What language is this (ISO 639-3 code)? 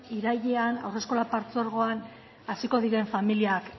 eus